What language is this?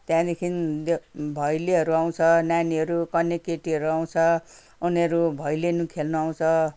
Nepali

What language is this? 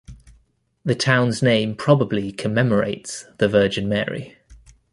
English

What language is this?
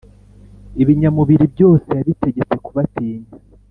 Kinyarwanda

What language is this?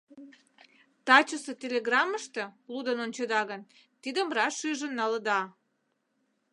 Mari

